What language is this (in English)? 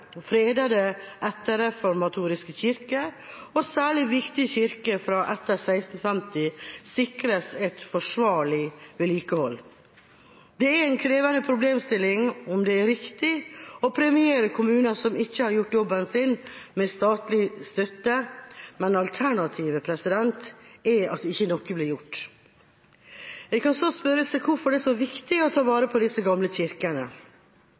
Norwegian Bokmål